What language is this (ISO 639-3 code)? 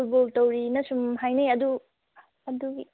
mni